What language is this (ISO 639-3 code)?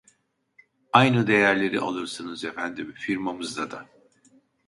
tur